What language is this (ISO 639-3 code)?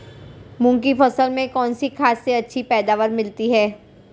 hin